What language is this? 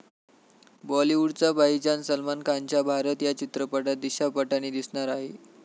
Marathi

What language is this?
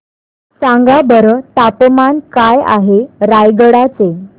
Marathi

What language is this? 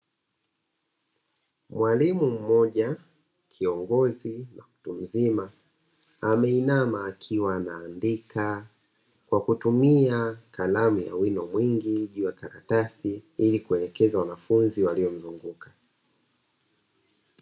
Swahili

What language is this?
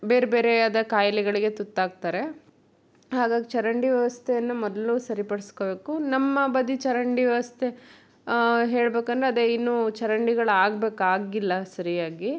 Kannada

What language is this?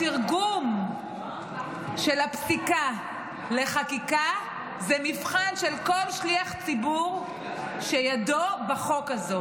Hebrew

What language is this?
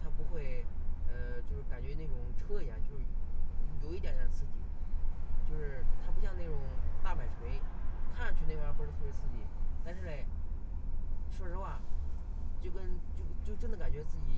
Chinese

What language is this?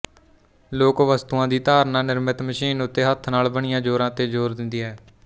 Punjabi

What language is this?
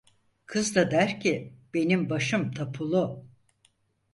Turkish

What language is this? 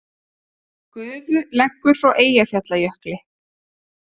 Icelandic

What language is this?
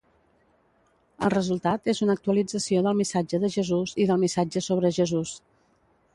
Catalan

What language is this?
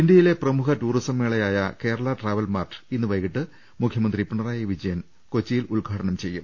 Malayalam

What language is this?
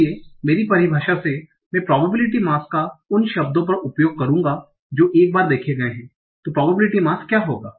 Hindi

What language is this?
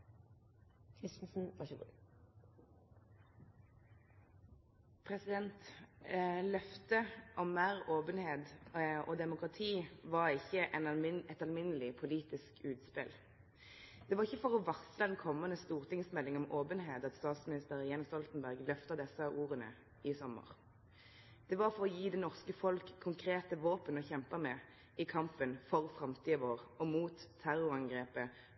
Norwegian Nynorsk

